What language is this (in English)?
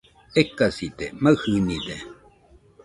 Nüpode Huitoto